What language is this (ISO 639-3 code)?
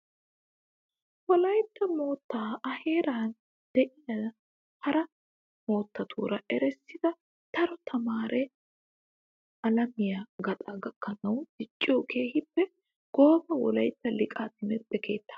wal